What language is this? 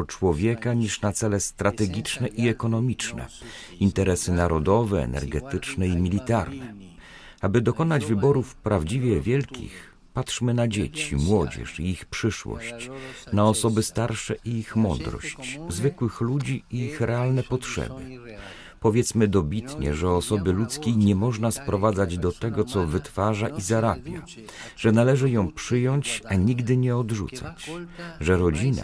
Polish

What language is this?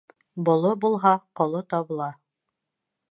Bashkir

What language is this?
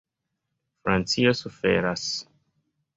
Esperanto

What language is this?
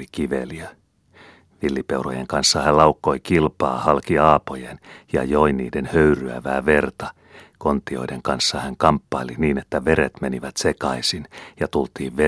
Finnish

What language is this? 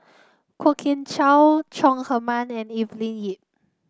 English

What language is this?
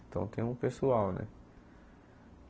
Portuguese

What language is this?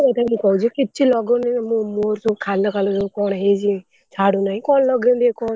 Odia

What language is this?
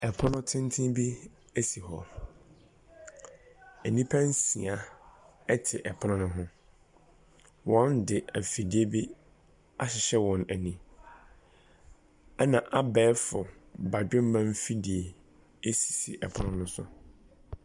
Akan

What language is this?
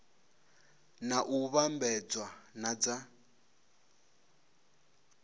Venda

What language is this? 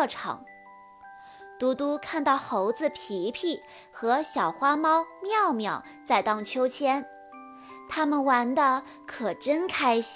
Chinese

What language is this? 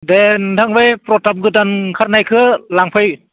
Bodo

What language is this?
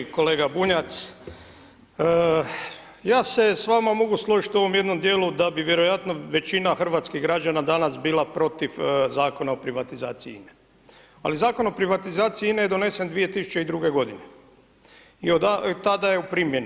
Croatian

